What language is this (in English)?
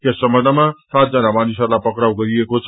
Nepali